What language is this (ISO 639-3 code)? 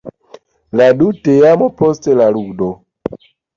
epo